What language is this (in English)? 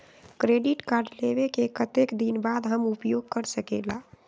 Magahi